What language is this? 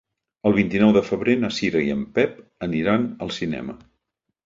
Catalan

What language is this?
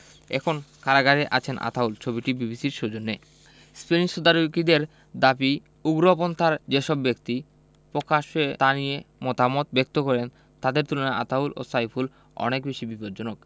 Bangla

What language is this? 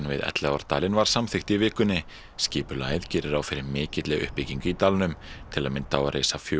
Icelandic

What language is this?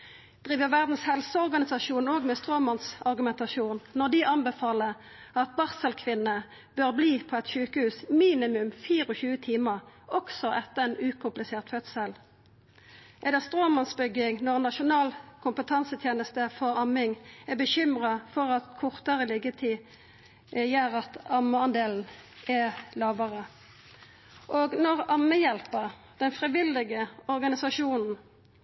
Norwegian Nynorsk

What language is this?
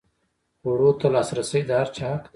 Pashto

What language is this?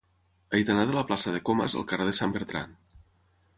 Catalan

